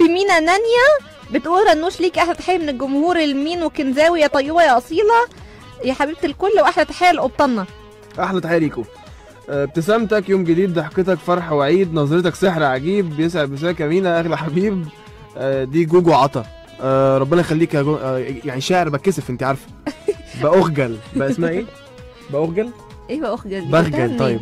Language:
Arabic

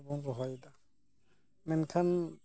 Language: Santali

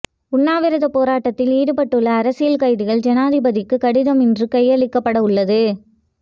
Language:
Tamil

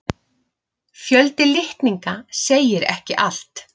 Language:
Icelandic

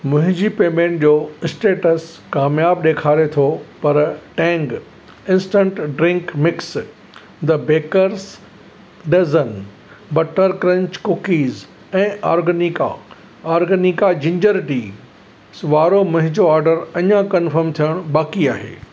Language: Sindhi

